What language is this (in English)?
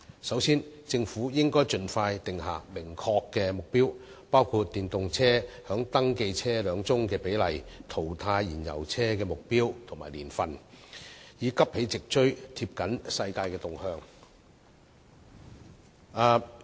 Cantonese